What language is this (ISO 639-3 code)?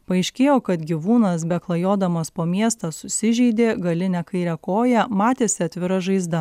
lit